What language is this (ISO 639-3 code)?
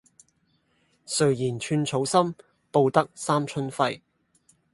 yue